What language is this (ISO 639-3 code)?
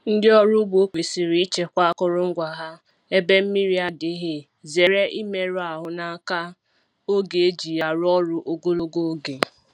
ibo